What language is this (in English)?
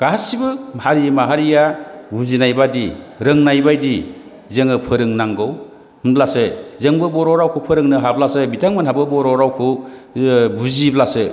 Bodo